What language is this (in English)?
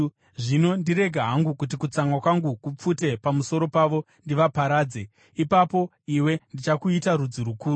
Shona